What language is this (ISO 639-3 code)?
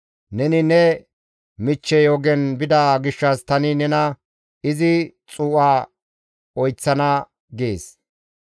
gmv